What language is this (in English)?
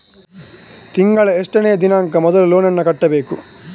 Kannada